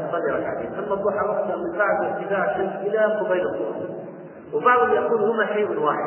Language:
Arabic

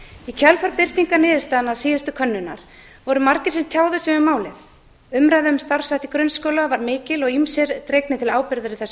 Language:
Icelandic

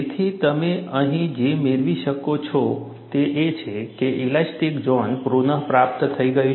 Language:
Gujarati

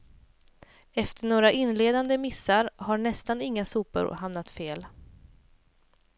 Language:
Swedish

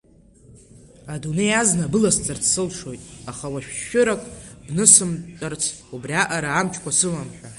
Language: Abkhazian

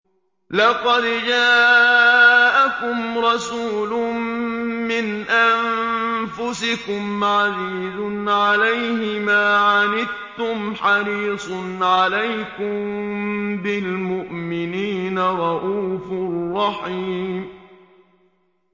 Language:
Arabic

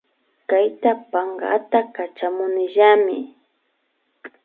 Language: Imbabura Highland Quichua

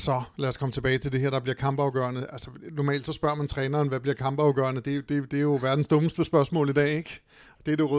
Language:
Danish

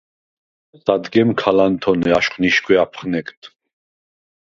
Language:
Svan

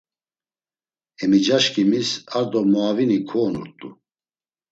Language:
Laz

